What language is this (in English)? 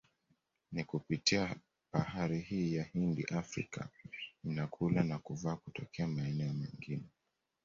Swahili